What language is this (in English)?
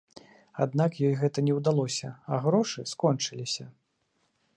Belarusian